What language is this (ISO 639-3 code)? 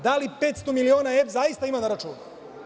srp